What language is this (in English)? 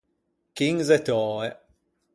Ligurian